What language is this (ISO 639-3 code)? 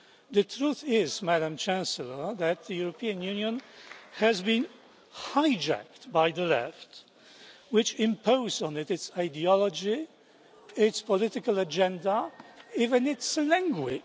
eng